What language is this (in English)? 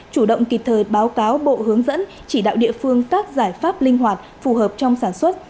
Vietnamese